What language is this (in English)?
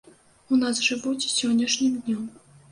Belarusian